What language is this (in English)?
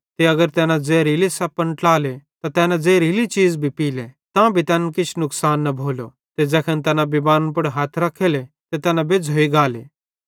Bhadrawahi